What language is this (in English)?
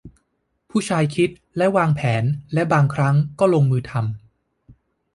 Thai